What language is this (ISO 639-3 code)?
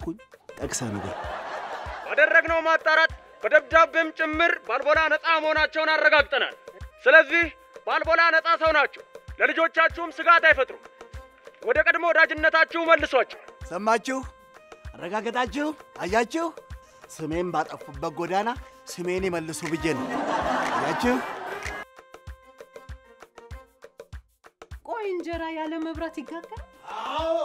ara